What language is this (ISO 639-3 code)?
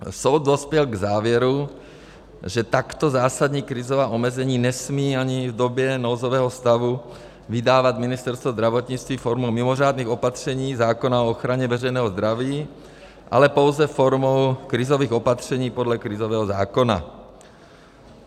ces